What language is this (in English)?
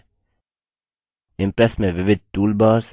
Hindi